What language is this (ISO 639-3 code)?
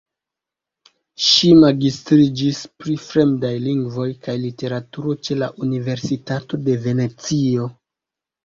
epo